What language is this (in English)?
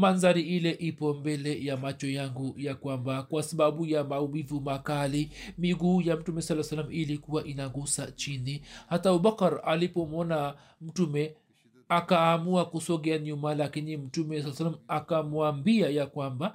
Swahili